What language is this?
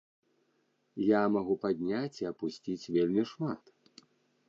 Belarusian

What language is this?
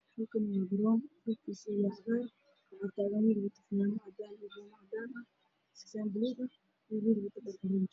Somali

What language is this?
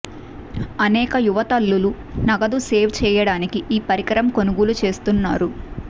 Telugu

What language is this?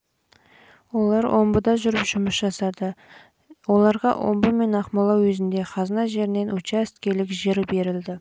Kazakh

